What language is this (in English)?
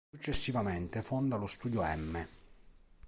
Italian